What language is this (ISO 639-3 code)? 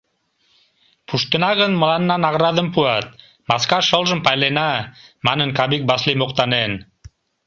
chm